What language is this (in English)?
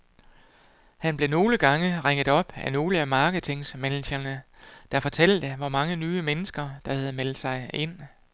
Danish